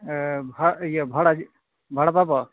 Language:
Santali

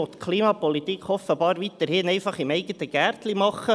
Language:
Swiss German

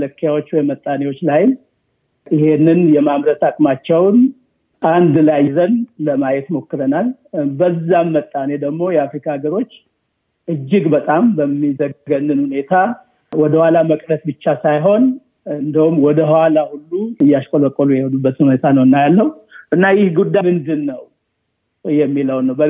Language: Amharic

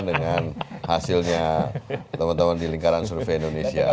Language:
Indonesian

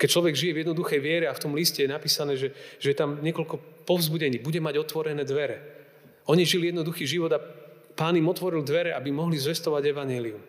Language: Slovak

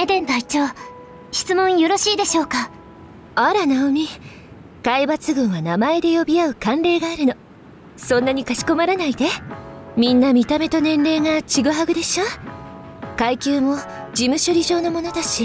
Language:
Japanese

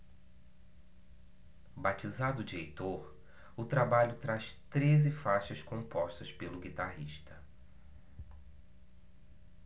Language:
Portuguese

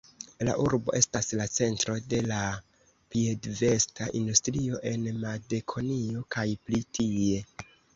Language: Esperanto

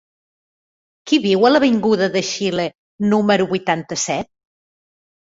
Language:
Catalan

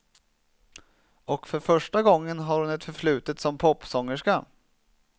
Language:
Swedish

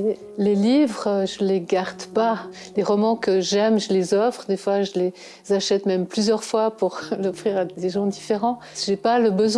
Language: French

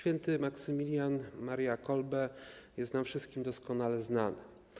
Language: Polish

